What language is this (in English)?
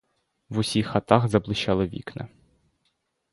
Ukrainian